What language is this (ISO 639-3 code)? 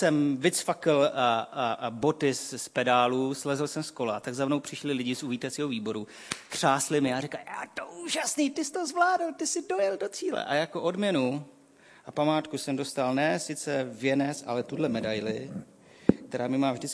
ces